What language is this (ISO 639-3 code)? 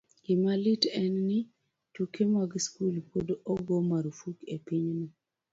luo